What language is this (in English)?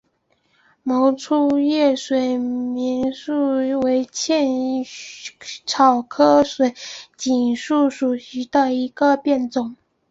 Chinese